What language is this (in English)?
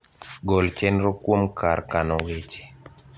Luo (Kenya and Tanzania)